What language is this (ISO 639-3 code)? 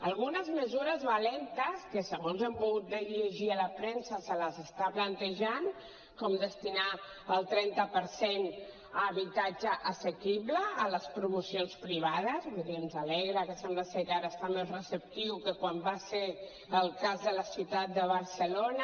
cat